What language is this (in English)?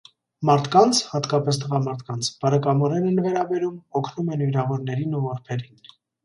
Armenian